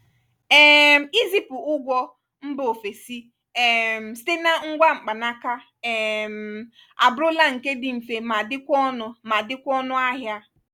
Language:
Igbo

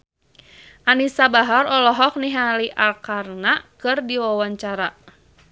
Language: Sundanese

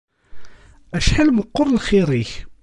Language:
Kabyle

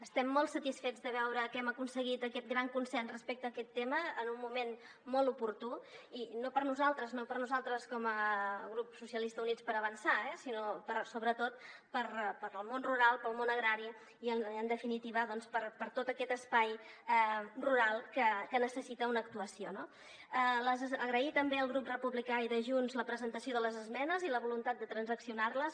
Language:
Catalan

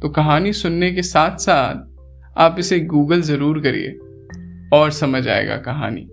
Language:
Hindi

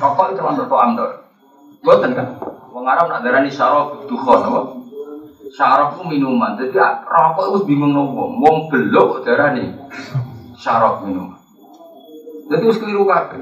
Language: Indonesian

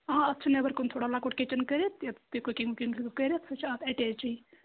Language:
Kashmiri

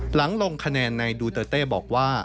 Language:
Thai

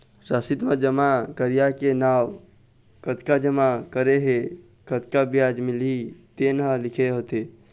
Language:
Chhattisgarhi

